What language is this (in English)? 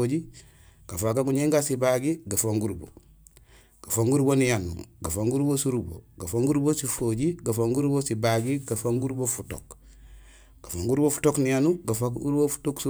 Gusilay